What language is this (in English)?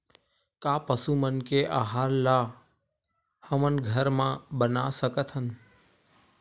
Chhattisgarhi